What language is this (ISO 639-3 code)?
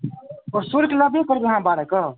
mai